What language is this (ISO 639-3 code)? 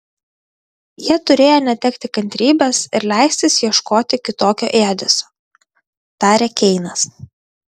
lit